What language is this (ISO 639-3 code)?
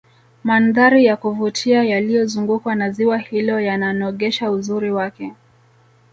swa